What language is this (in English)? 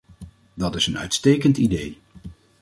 Dutch